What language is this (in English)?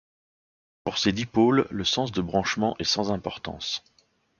French